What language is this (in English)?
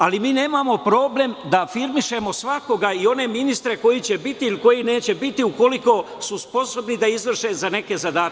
Serbian